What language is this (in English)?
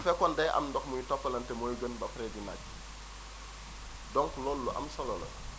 Wolof